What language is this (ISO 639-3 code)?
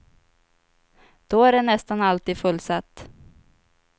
swe